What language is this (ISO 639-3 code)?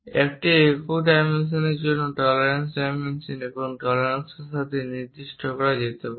ben